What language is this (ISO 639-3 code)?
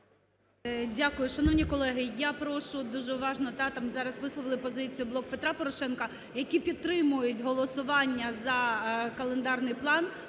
ukr